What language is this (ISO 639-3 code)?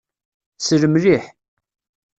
kab